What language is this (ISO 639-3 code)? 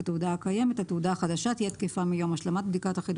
heb